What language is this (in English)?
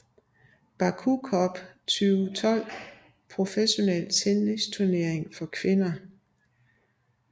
Danish